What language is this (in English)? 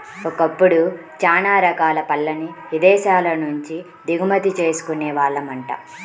Telugu